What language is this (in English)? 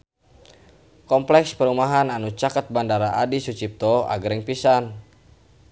Sundanese